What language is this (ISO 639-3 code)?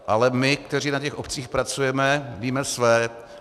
ces